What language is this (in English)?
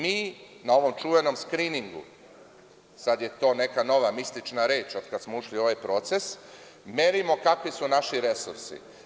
Serbian